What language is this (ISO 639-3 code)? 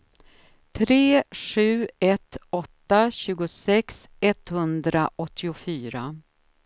swe